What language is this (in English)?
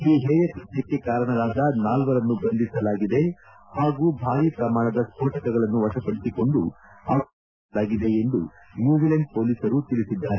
Kannada